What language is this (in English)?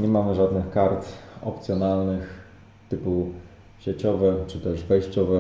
Polish